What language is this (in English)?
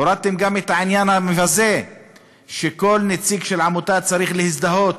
Hebrew